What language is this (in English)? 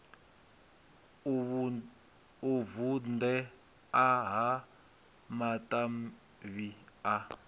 Venda